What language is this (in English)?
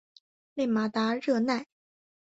Chinese